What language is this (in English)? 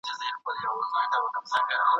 Pashto